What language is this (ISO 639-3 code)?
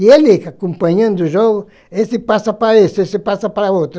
por